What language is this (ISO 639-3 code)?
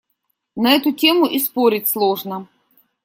rus